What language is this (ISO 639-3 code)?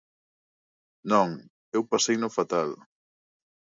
glg